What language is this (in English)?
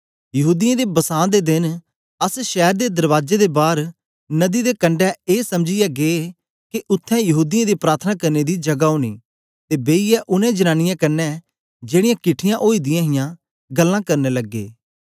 Dogri